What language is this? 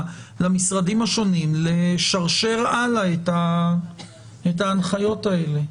Hebrew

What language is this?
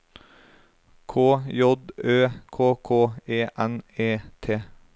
Norwegian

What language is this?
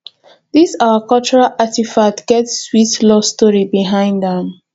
Nigerian Pidgin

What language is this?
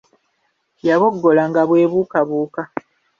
Ganda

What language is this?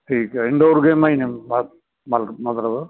Punjabi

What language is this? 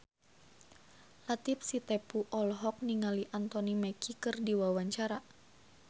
Sundanese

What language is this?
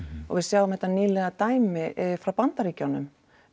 Icelandic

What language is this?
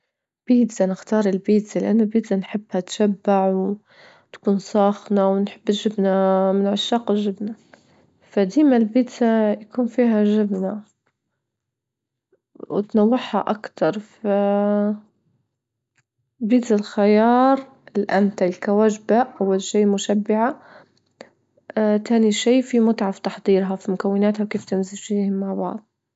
Libyan Arabic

